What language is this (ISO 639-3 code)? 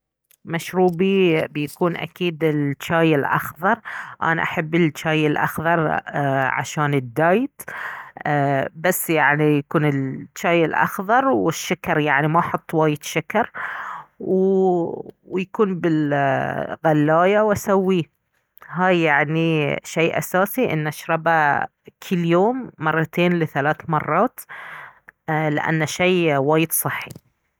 abv